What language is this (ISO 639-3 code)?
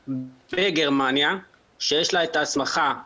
heb